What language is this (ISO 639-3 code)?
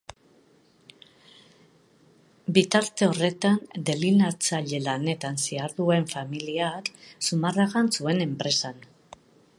eus